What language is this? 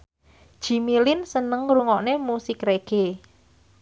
Javanese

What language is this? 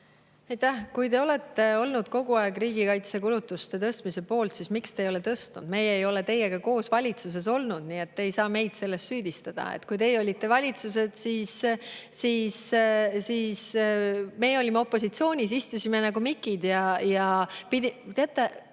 Estonian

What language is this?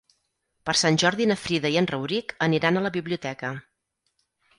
Catalan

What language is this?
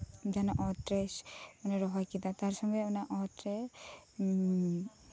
Santali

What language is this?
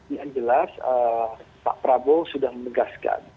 Indonesian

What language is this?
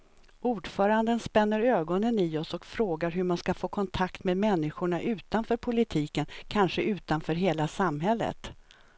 Swedish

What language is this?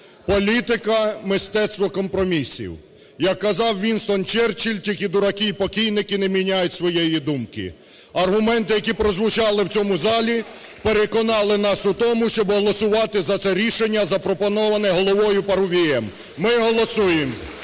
Ukrainian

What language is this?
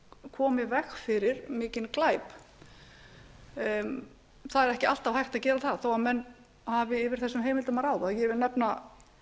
Icelandic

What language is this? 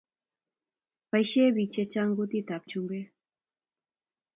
Kalenjin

